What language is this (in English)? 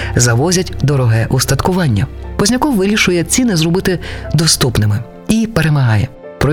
Ukrainian